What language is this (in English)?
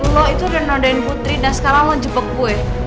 Indonesian